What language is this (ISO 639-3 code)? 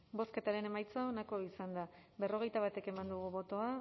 eus